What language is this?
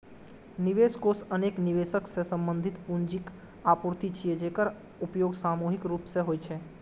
Maithili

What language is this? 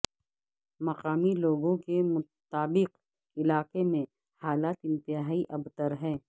Urdu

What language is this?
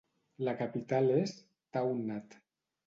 Catalan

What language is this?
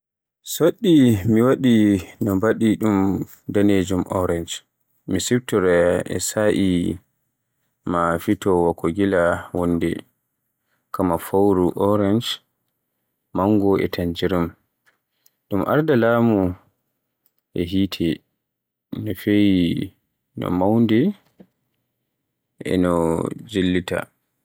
Borgu Fulfulde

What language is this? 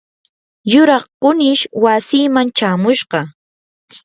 Yanahuanca Pasco Quechua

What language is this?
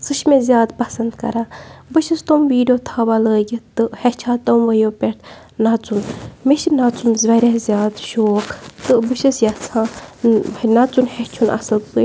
Kashmiri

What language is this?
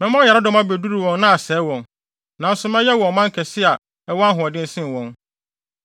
Akan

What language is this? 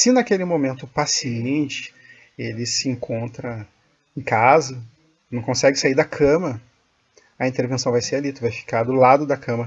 Portuguese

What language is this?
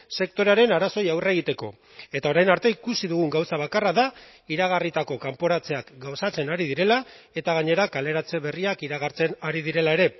Basque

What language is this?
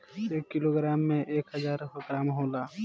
Bhojpuri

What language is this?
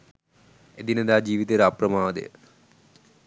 Sinhala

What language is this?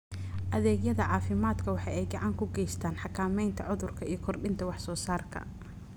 Somali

